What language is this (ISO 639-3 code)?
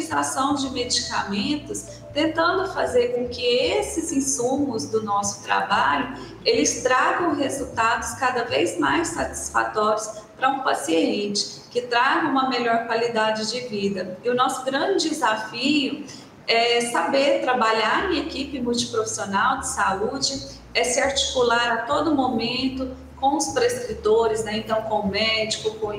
por